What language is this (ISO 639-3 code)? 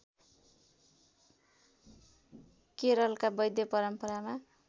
nep